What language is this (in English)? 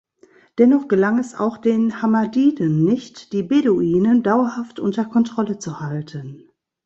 German